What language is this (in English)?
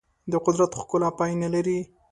Pashto